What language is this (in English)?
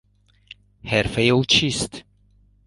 Persian